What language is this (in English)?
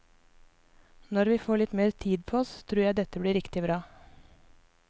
Norwegian